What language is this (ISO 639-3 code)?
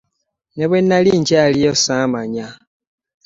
lug